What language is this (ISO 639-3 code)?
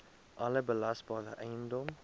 afr